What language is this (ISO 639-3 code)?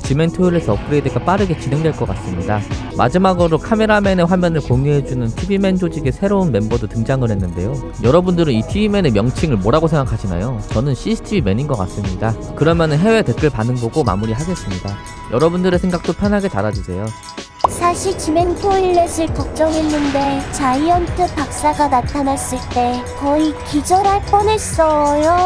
kor